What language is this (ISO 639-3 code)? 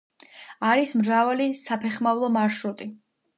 kat